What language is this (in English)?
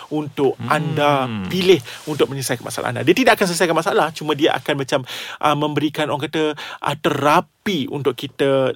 Malay